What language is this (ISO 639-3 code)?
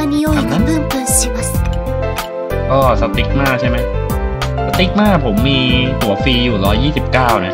tha